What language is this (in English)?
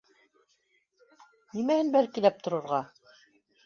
Bashkir